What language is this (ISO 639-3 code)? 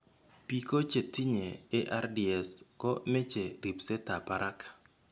kln